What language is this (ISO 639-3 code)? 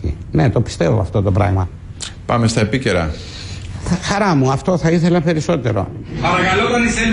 ell